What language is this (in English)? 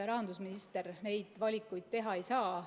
Estonian